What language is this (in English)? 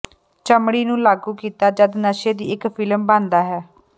Punjabi